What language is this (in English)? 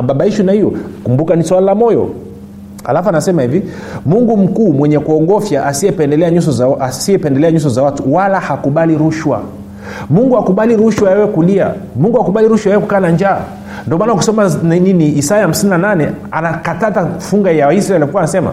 Swahili